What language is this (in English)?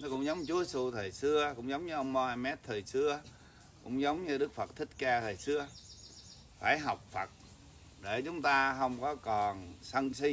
Vietnamese